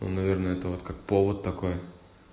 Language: Russian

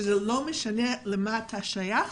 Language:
Hebrew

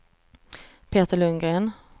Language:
Swedish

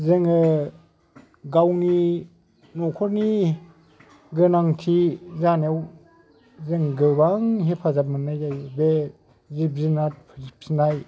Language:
Bodo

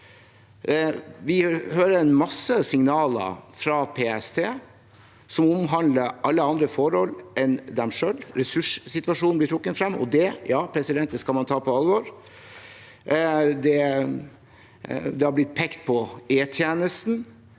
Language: Norwegian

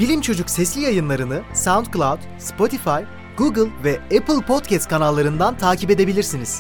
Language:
Turkish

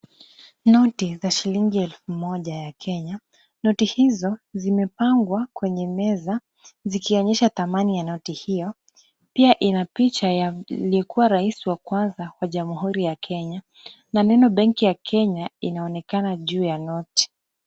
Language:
Swahili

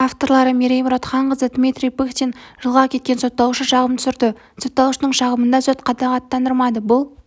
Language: Kazakh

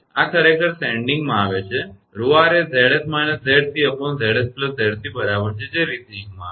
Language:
Gujarati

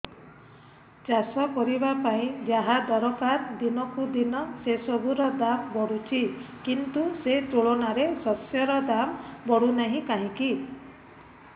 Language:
Odia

